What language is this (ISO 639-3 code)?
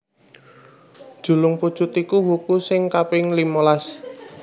jav